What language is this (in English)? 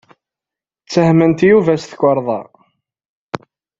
Kabyle